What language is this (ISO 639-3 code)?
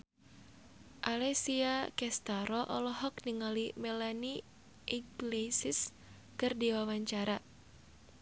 sun